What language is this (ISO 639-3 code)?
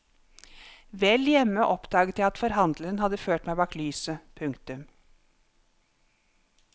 nor